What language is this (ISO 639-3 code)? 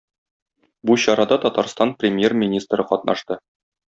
tat